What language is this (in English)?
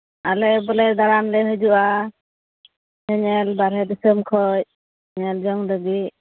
Santali